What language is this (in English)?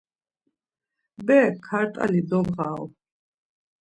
Laz